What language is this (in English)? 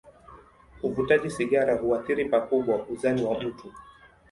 Swahili